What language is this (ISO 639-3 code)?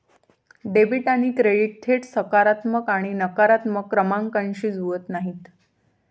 mar